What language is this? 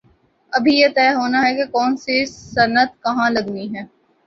Urdu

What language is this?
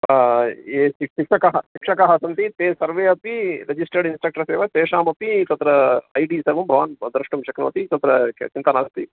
Sanskrit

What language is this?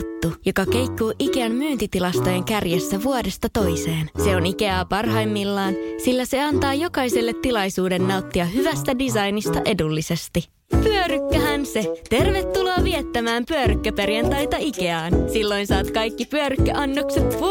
Finnish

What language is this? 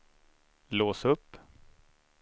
Swedish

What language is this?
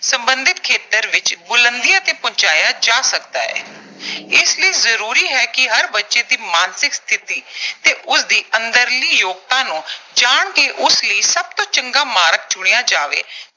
Punjabi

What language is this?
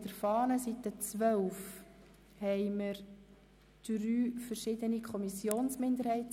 Swiss German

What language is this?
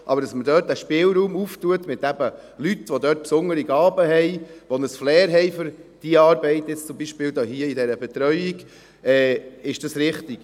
Swiss German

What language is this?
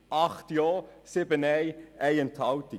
Swiss German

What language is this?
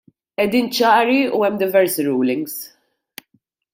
Maltese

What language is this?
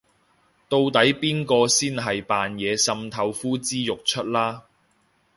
Cantonese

